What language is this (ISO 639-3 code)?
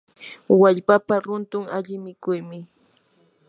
qur